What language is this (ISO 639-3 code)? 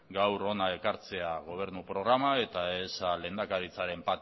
eus